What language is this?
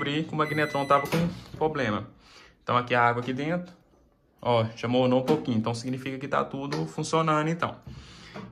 Portuguese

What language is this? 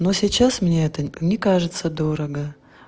Russian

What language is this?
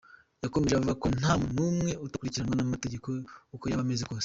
Kinyarwanda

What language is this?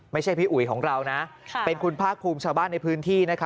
Thai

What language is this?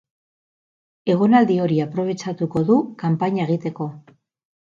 Basque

